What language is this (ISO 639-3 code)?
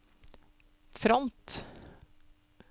nor